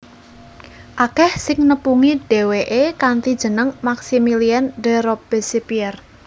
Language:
Javanese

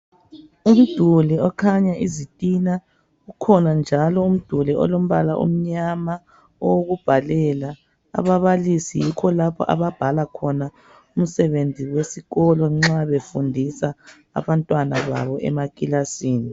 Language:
North Ndebele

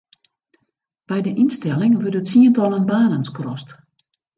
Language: Western Frisian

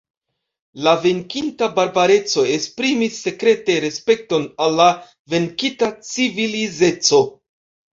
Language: Esperanto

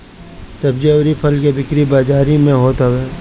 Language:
Bhojpuri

